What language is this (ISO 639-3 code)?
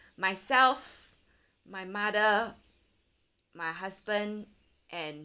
eng